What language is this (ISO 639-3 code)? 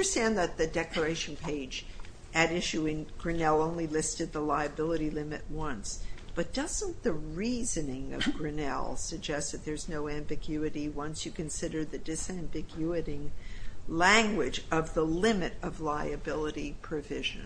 eng